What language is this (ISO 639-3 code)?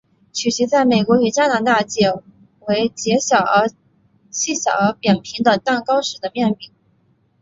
zho